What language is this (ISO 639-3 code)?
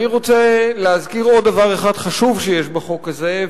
heb